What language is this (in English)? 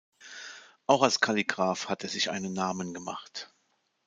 German